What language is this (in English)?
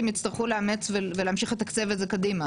Hebrew